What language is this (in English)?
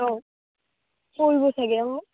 Assamese